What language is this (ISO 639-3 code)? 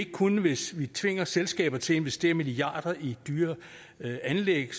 dan